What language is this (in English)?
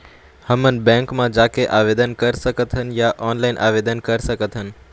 Chhattisgarhi